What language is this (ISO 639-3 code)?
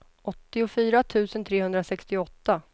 swe